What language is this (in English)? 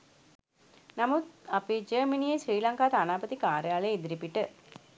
Sinhala